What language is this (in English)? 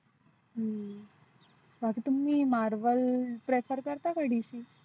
Marathi